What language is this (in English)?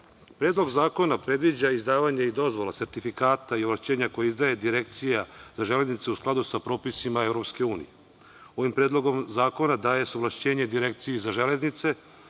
Serbian